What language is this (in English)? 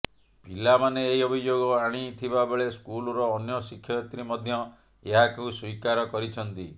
Odia